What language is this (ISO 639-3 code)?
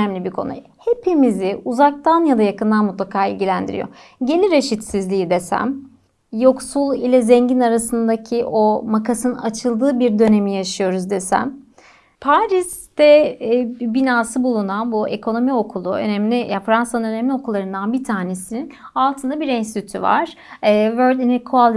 tur